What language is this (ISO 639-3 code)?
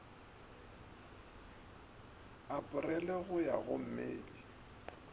nso